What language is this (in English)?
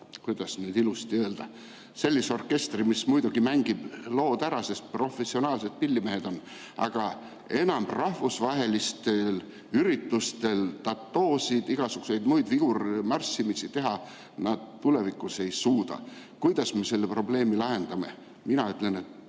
Estonian